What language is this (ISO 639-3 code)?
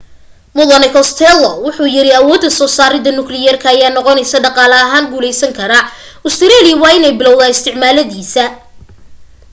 som